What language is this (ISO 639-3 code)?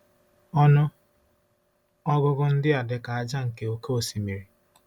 ibo